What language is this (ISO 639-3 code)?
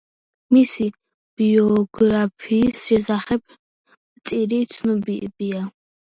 kat